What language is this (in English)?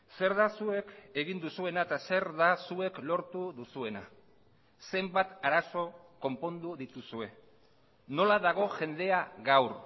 Basque